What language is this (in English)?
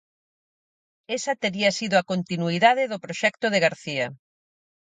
Galician